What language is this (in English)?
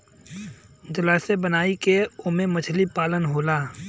Bhojpuri